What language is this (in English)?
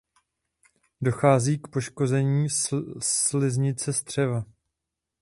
Czech